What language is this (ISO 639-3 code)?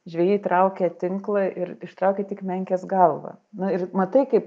lit